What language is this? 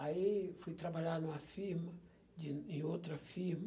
Portuguese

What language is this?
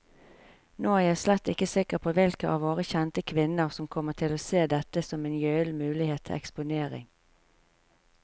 Norwegian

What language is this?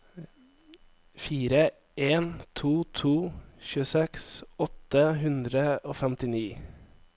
Norwegian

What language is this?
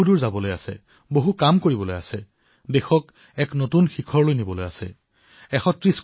Assamese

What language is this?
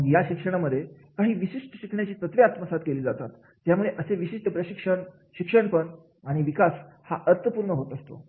Marathi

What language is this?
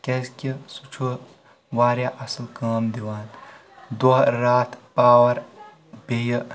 Kashmiri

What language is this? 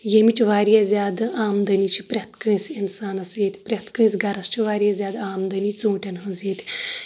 Kashmiri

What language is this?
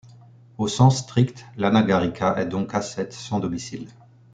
French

